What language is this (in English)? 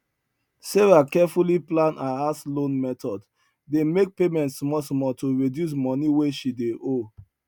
Nigerian Pidgin